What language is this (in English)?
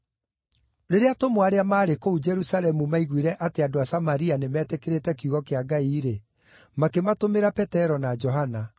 Kikuyu